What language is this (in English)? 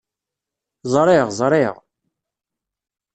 Kabyle